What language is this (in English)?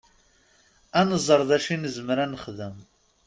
Kabyle